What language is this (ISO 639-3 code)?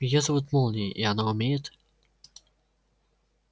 rus